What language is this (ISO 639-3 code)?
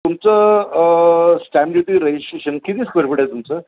mar